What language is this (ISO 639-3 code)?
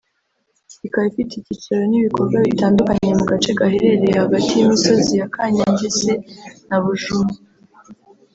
kin